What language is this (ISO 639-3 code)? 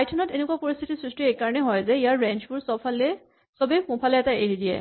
asm